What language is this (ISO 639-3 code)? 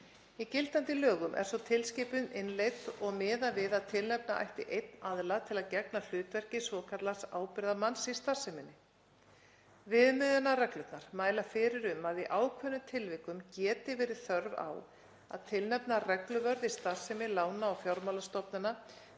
isl